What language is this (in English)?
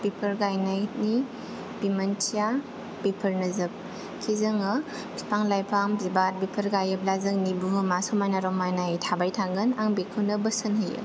Bodo